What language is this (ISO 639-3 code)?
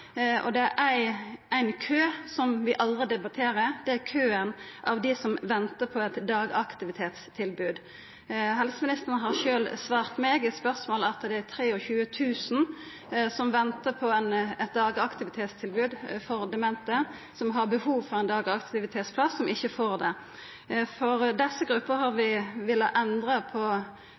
nno